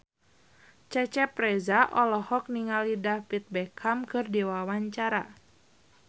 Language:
Sundanese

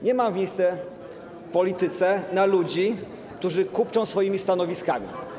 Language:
Polish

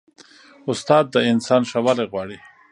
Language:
Pashto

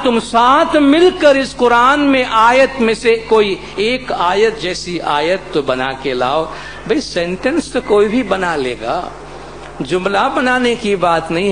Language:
Hindi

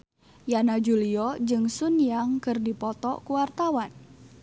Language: Sundanese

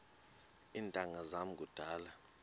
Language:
Xhosa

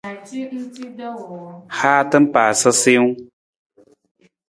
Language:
Nawdm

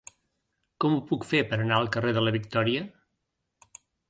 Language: Catalan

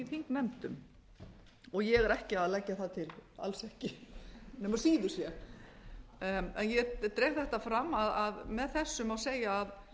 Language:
Icelandic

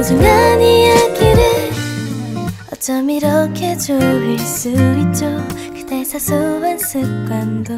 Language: Korean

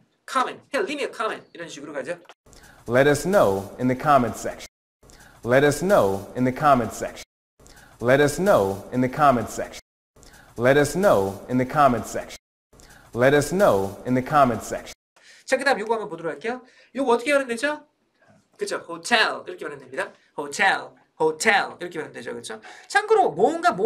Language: Korean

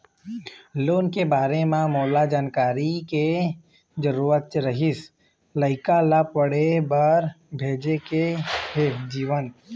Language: Chhattisgarhi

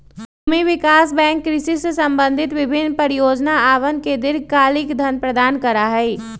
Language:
Magahi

